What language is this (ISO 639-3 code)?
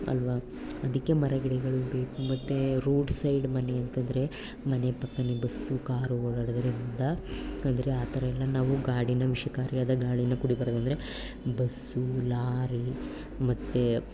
kan